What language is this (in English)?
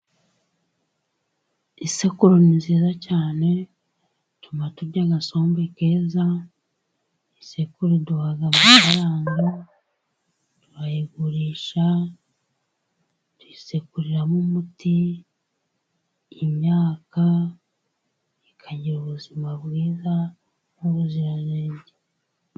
Kinyarwanda